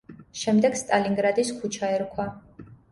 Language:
Georgian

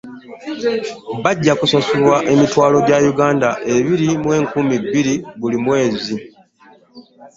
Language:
Ganda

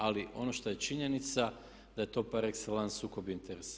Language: Croatian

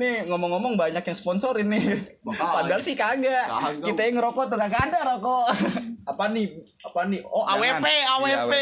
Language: Indonesian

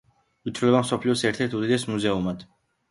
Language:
Georgian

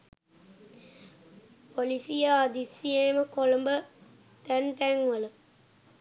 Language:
Sinhala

